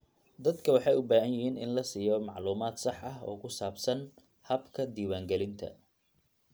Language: Somali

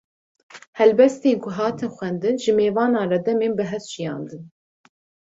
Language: Kurdish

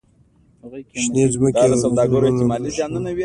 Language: Pashto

